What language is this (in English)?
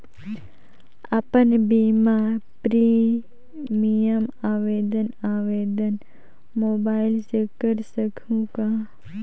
Chhattisgarhi